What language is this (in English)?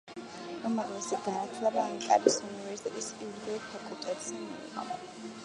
Georgian